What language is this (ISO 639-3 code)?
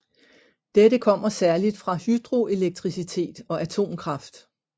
dan